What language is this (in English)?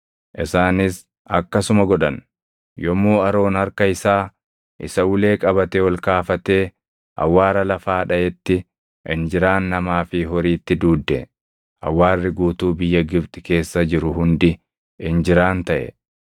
Oromo